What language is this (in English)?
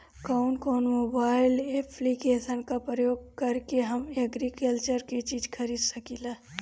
Bhojpuri